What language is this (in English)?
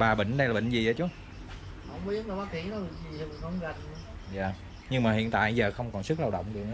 Vietnamese